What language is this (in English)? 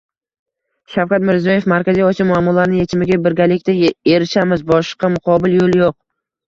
Uzbek